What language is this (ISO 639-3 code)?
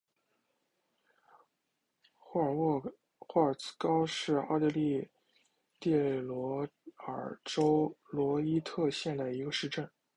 zho